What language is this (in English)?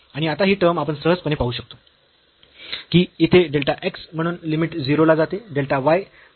Marathi